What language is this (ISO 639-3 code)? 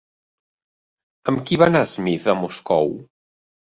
cat